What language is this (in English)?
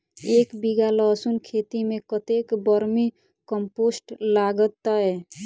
Maithili